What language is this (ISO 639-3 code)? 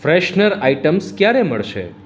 guj